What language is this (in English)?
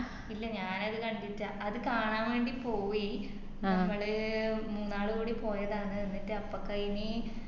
Malayalam